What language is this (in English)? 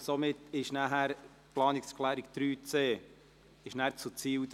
Swiss German